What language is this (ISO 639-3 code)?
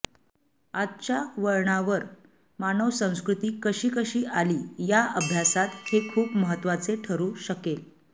mar